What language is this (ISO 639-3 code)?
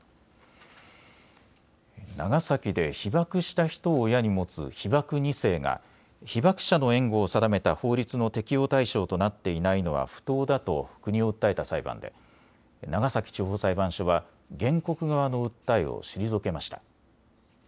jpn